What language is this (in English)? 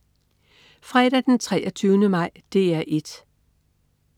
Danish